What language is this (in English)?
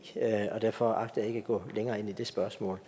Danish